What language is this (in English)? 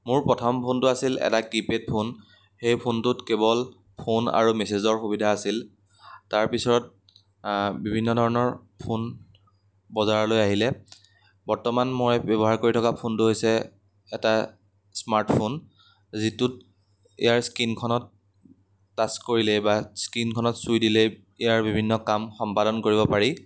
Assamese